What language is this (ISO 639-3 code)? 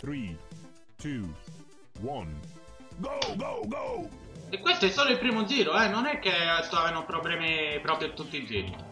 ita